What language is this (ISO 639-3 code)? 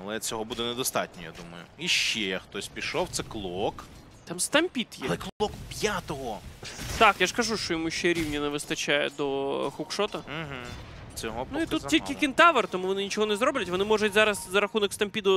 ukr